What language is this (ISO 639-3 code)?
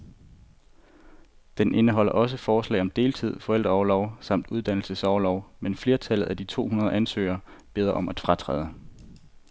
dan